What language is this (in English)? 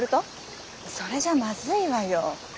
Japanese